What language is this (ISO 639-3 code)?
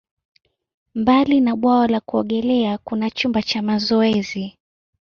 swa